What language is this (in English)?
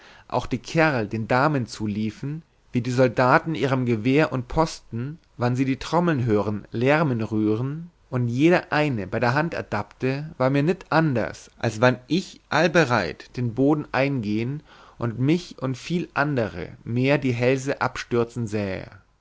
German